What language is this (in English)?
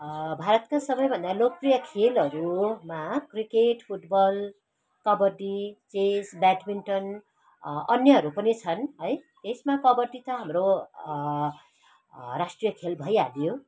Nepali